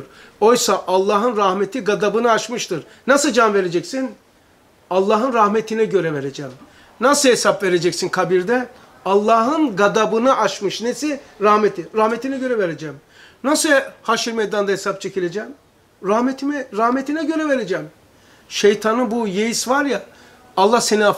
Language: Turkish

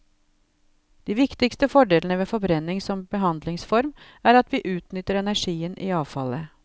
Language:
Norwegian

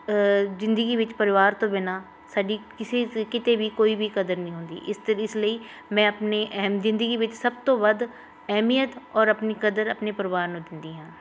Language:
Punjabi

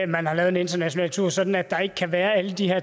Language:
Danish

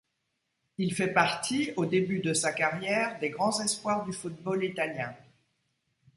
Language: French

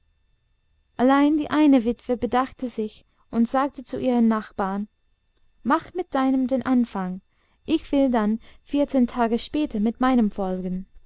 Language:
German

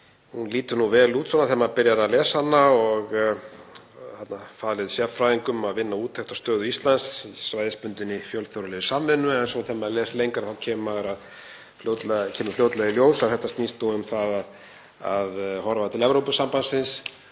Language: Icelandic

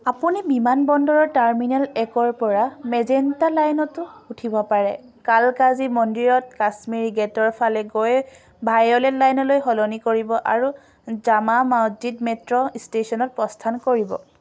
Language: Assamese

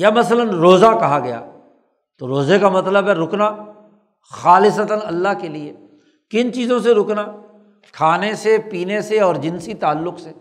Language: Urdu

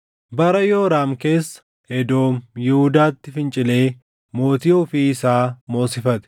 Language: Oromo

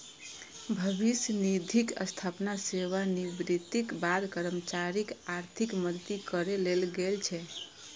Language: Maithili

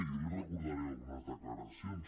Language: Catalan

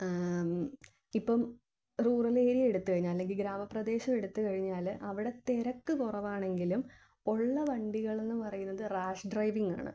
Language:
Malayalam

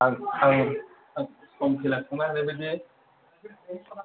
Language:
Bodo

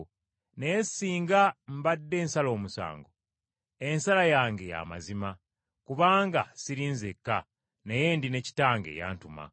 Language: Ganda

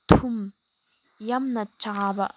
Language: Manipuri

